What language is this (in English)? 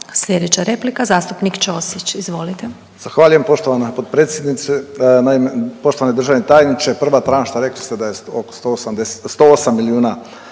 Croatian